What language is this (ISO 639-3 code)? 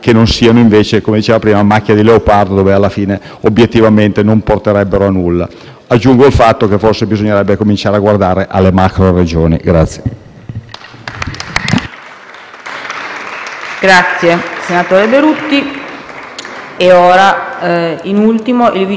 ita